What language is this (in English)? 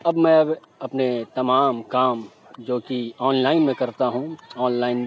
Urdu